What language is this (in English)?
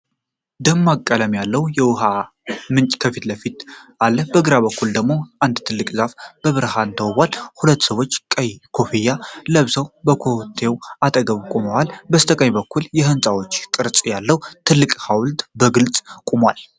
Amharic